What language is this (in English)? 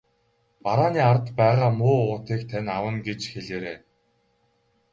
Mongolian